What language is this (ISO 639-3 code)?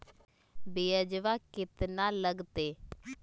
mag